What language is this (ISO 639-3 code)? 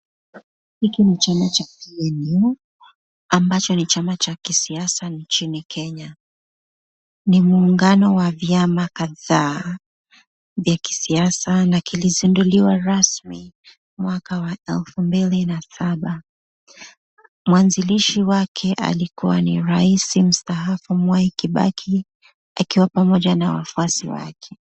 swa